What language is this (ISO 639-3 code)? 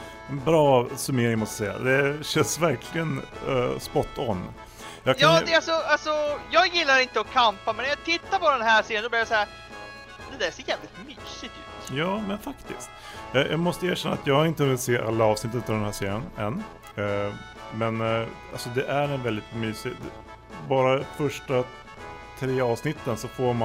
swe